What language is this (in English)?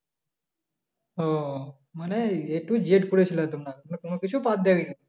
Bangla